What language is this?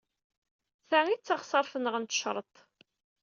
Kabyle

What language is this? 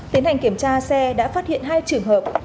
Vietnamese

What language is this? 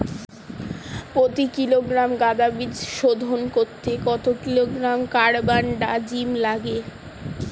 Bangla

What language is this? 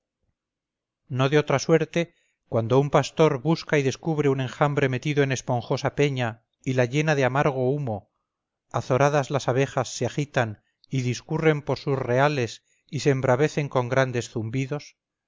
Spanish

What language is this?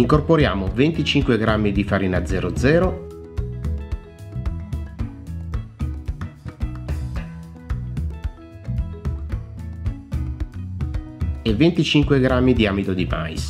Italian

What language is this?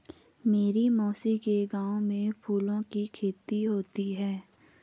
Hindi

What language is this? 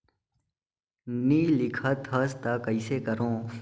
Chhattisgarhi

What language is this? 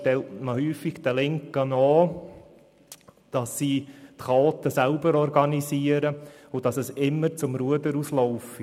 Swiss German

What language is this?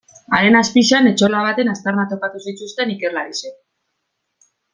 Basque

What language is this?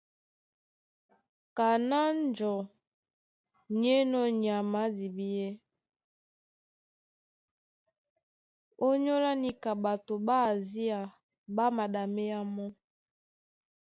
Duala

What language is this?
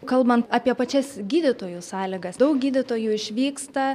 Lithuanian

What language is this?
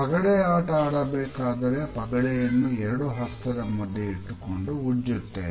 Kannada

